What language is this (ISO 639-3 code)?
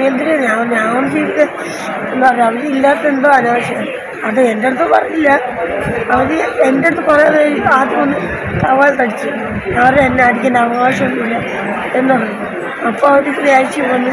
tur